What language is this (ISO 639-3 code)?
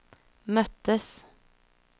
swe